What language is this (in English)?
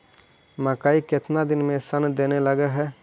Magahi